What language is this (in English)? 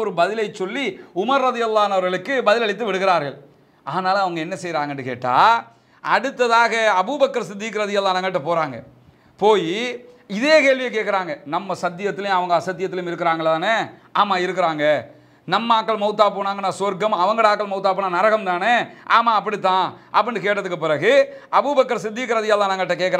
Arabic